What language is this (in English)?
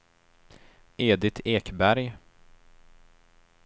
Swedish